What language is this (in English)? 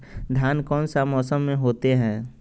Magahi